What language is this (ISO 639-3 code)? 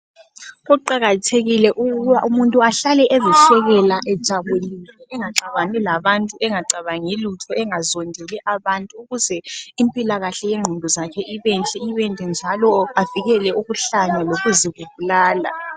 nde